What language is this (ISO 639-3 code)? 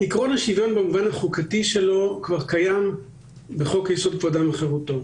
heb